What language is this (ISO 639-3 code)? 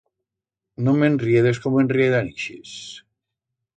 arg